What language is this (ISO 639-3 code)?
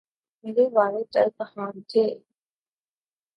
urd